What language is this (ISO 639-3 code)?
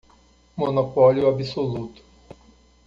por